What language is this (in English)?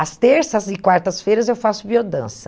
Portuguese